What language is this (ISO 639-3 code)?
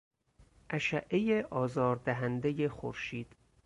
fas